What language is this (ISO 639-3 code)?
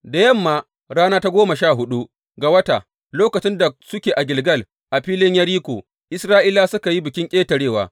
hau